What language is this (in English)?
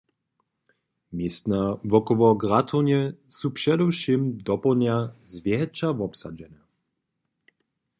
Upper Sorbian